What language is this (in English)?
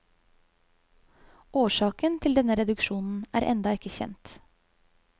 Norwegian